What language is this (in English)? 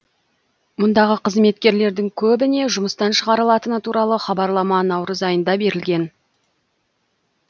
Kazakh